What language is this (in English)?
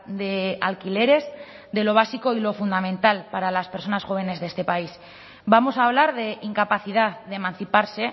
Spanish